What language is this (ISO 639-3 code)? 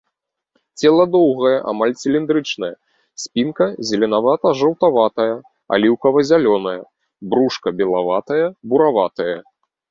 bel